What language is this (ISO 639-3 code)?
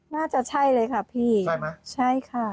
tha